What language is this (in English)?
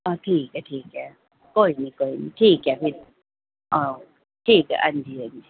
Dogri